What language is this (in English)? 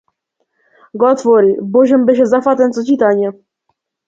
Macedonian